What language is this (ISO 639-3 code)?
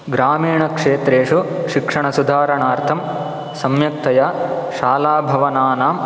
san